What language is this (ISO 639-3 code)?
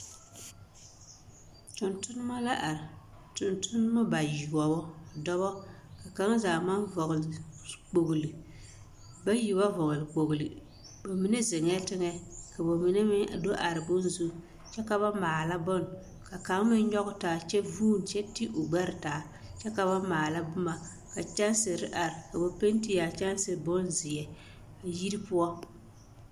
dga